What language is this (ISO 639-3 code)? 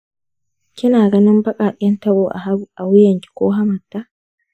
hau